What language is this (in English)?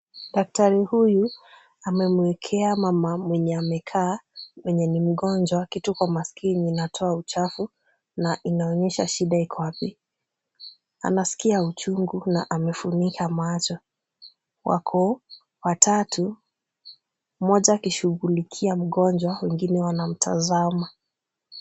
Swahili